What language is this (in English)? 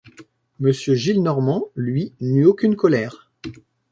French